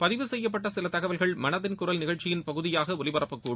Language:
Tamil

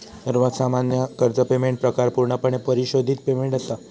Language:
Marathi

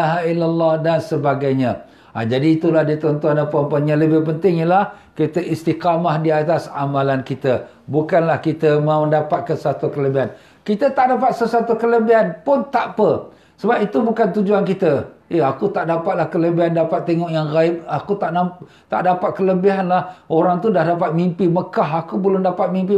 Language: Malay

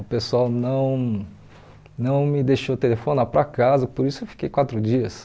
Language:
Portuguese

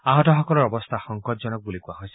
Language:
Assamese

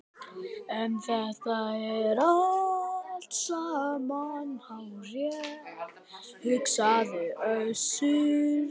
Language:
Icelandic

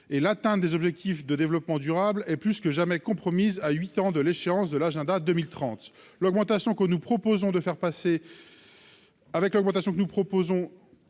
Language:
French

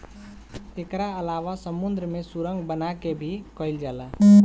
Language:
Bhojpuri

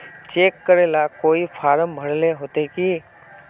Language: Magahi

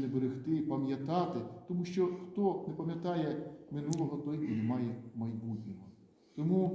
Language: Ukrainian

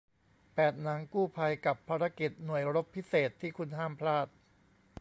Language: Thai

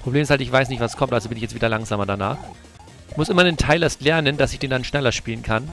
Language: German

